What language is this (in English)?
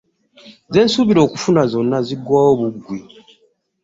Ganda